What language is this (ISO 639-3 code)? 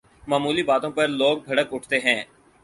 urd